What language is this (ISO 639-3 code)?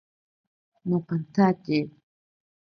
prq